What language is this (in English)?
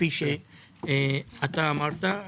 Hebrew